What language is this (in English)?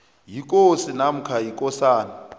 South Ndebele